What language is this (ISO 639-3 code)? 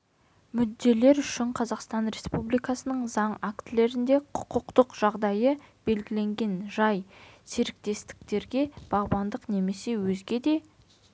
kaz